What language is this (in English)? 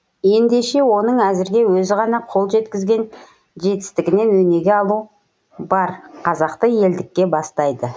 Kazakh